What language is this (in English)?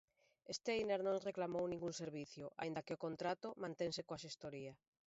Galician